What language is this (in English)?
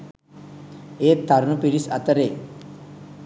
Sinhala